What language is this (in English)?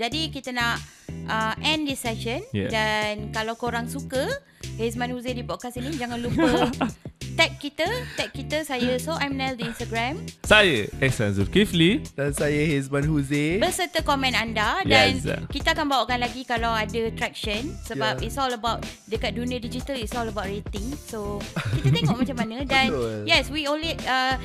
Malay